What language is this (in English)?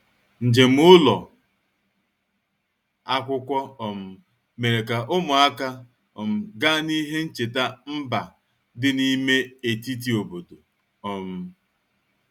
Igbo